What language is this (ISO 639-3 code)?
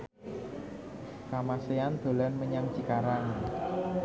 jav